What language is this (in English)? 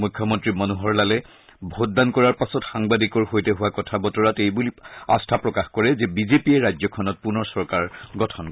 Assamese